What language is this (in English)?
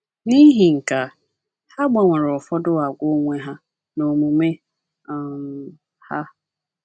Igbo